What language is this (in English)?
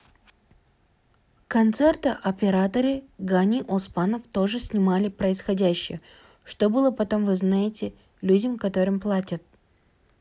Kazakh